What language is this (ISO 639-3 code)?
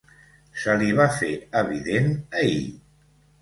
cat